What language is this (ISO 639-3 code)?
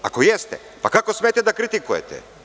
srp